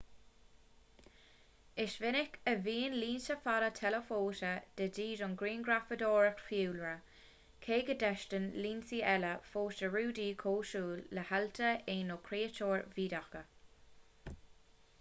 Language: Irish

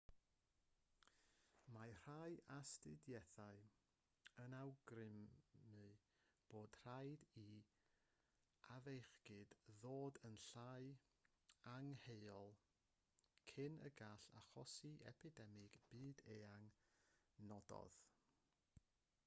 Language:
Welsh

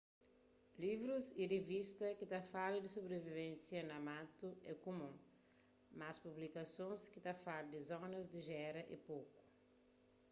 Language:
Kabuverdianu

